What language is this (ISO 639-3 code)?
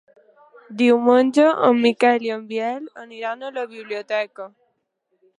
cat